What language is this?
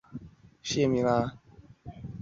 Chinese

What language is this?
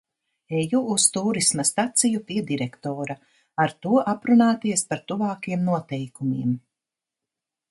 Latvian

